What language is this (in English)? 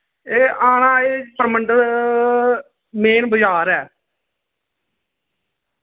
Dogri